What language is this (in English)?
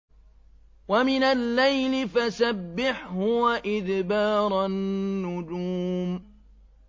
Arabic